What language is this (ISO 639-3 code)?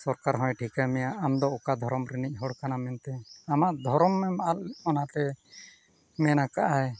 sat